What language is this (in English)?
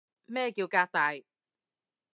Cantonese